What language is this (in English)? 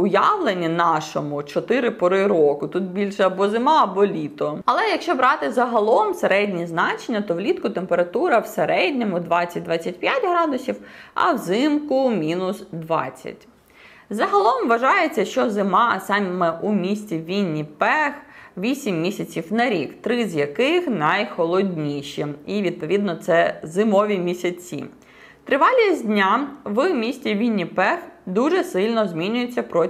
Ukrainian